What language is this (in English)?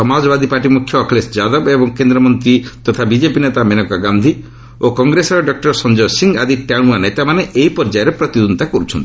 Odia